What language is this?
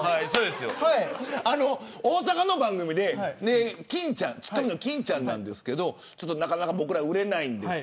Japanese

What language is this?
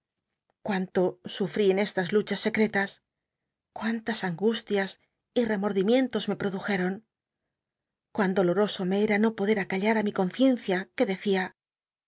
Spanish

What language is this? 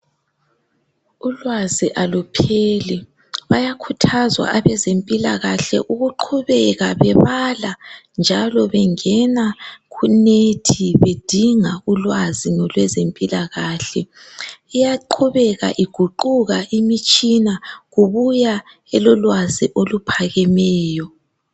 North Ndebele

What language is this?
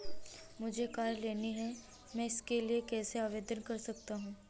Hindi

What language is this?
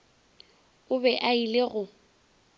Northern Sotho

